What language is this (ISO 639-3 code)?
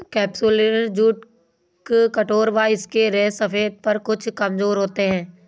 hin